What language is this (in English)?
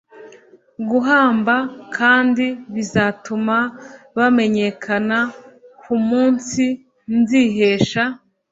Kinyarwanda